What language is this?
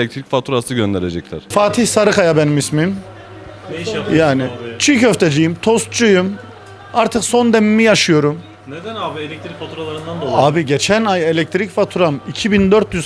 Turkish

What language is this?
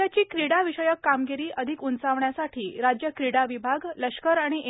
Marathi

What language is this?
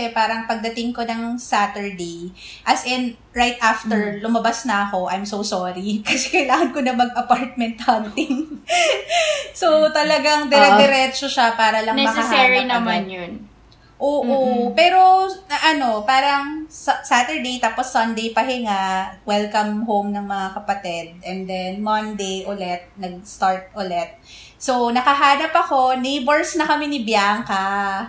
Filipino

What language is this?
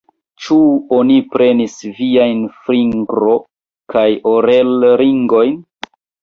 Esperanto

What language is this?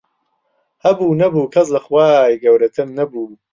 Central Kurdish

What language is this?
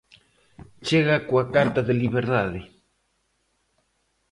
Galician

